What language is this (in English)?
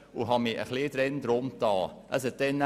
Swiss German